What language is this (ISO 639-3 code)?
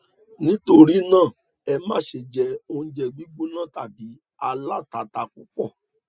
yor